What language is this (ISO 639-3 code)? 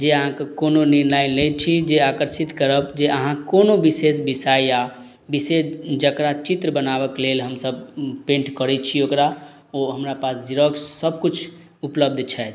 mai